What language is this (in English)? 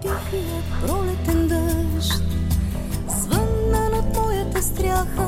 Bulgarian